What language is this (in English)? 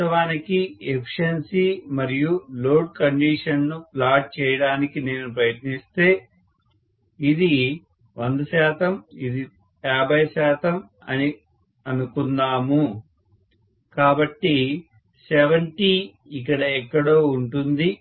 Telugu